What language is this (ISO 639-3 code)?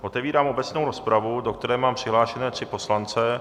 ces